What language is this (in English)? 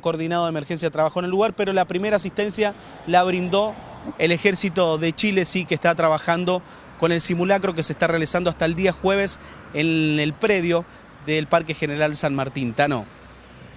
Spanish